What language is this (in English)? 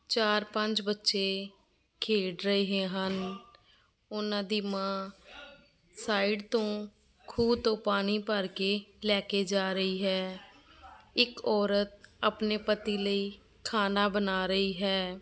Punjabi